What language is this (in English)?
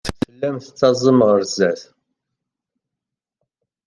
Kabyle